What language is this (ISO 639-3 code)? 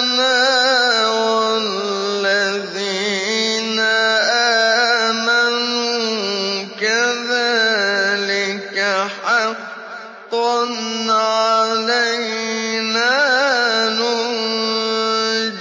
ara